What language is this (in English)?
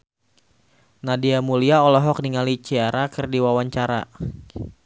Sundanese